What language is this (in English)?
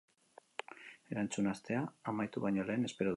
Basque